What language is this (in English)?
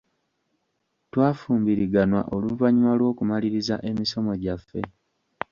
Ganda